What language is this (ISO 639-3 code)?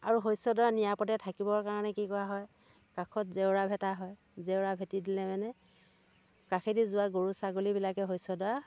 asm